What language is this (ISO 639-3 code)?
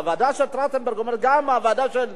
heb